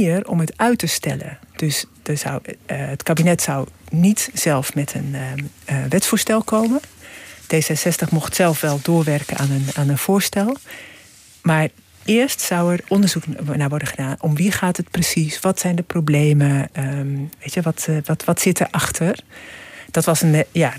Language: Dutch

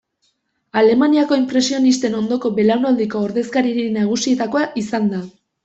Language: Basque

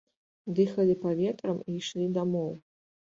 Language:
Belarusian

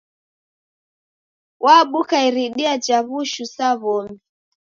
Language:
Taita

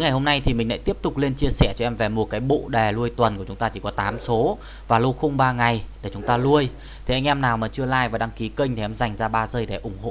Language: Vietnamese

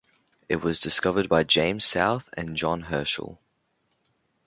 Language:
English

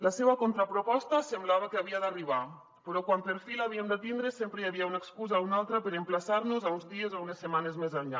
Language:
Catalan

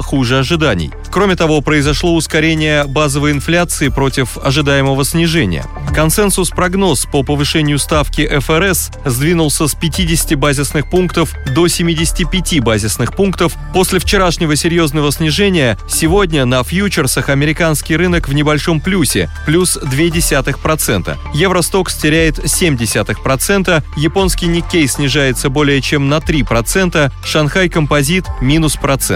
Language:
Russian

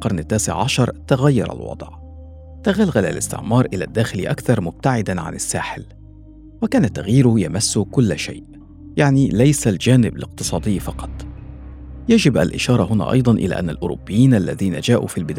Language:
Arabic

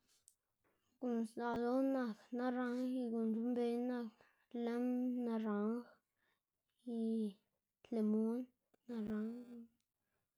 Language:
Xanaguía Zapotec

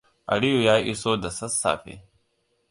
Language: Hausa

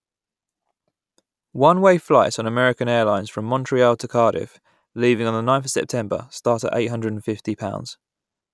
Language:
English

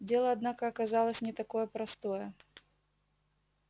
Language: Russian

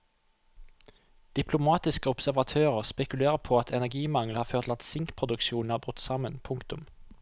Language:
Norwegian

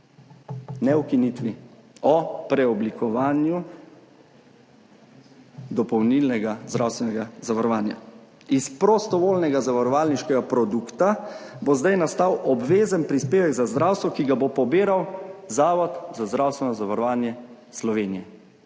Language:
Slovenian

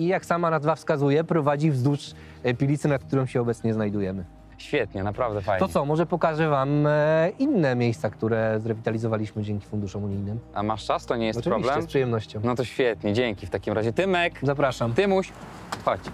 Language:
Polish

